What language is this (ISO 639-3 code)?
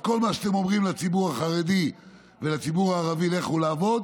heb